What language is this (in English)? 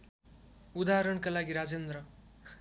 Nepali